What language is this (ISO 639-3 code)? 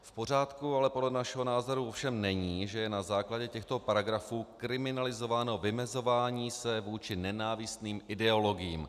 ces